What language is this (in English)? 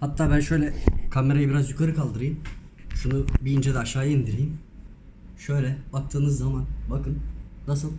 Turkish